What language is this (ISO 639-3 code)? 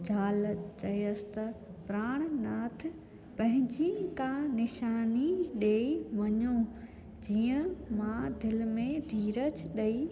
snd